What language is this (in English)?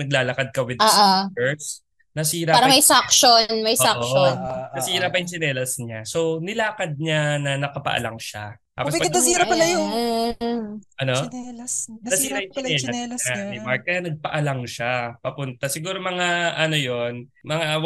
Filipino